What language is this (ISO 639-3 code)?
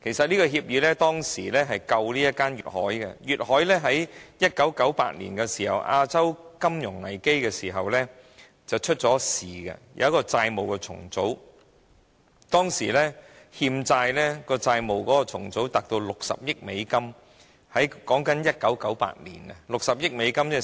yue